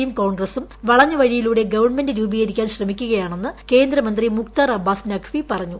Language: Malayalam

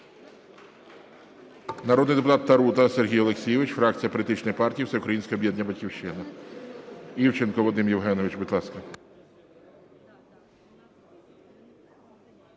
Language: Ukrainian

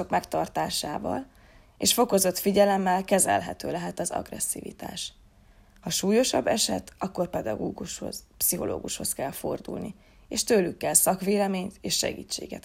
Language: Hungarian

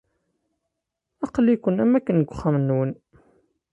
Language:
Kabyle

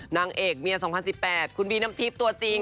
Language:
Thai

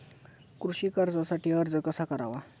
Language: Marathi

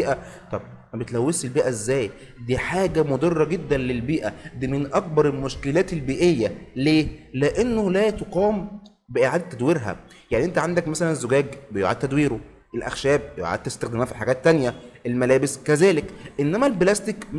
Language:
Arabic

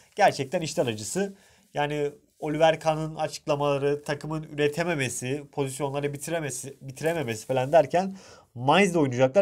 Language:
Turkish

